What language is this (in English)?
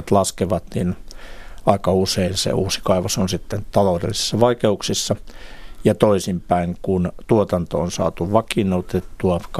Finnish